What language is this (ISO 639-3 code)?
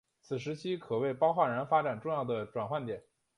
zho